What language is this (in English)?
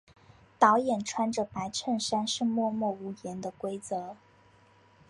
Chinese